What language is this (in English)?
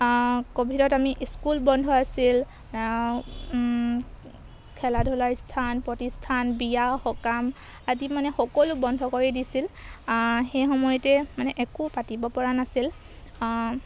Assamese